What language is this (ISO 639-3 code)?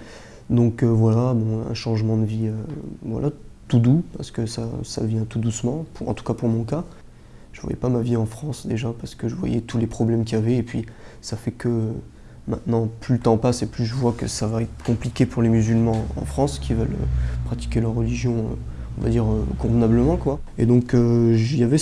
fra